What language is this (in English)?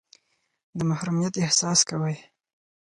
Pashto